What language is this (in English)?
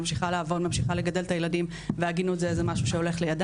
Hebrew